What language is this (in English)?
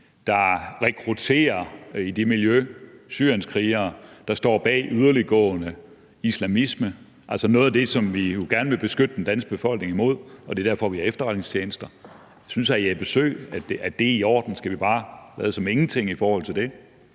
Danish